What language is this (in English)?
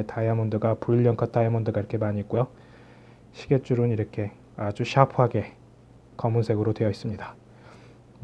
Korean